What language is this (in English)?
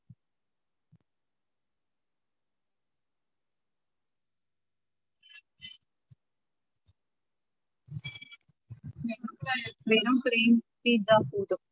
Tamil